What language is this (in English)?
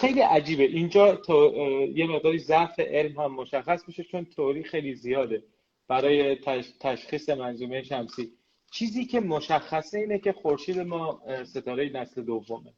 Persian